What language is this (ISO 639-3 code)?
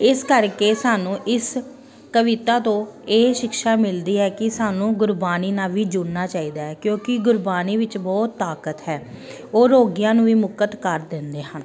pan